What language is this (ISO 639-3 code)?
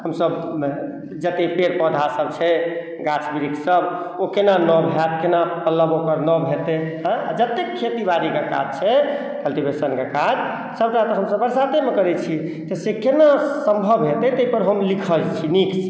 mai